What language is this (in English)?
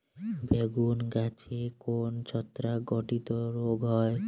Bangla